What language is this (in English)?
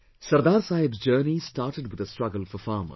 English